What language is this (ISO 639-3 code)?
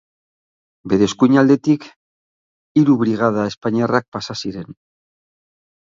eus